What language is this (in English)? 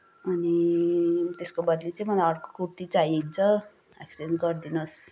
Nepali